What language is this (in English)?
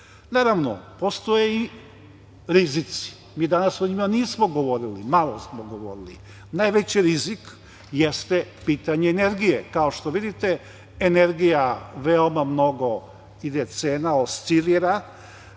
Serbian